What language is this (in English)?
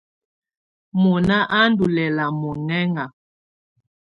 Tunen